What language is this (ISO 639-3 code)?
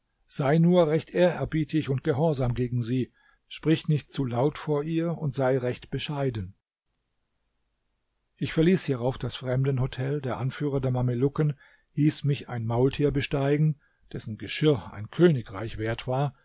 deu